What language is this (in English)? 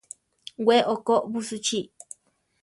Central Tarahumara